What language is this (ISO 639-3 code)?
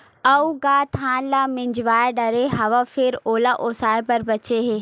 hne